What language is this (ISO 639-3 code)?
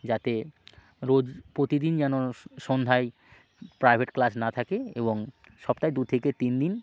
ben